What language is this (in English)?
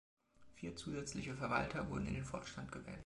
German